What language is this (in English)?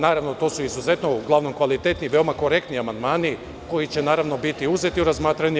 Serbian